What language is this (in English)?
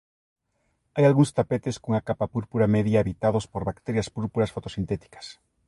Galician